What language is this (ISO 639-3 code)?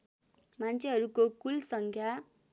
nep